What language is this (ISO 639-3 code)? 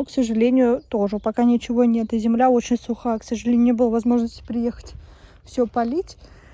rus